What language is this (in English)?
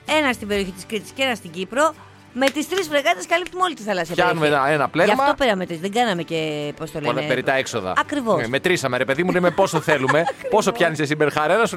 Greek